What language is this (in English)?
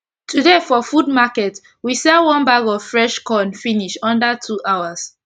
Nigerian Pidgin